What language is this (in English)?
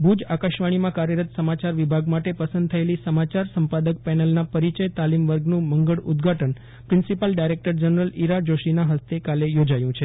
Gujarati